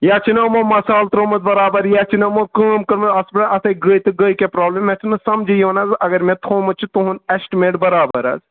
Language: Kashmiri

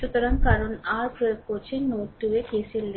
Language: Bangla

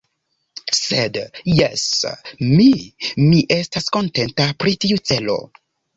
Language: Esperanto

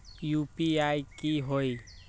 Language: Magahi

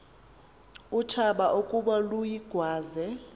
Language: Xhosa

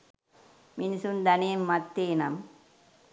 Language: Sinhala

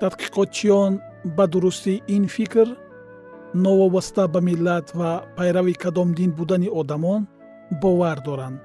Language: Persian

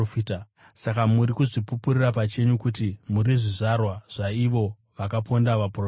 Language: Shona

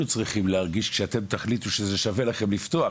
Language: Hebrew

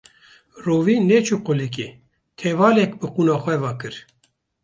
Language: Kurdish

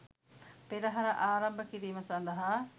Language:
Sinhala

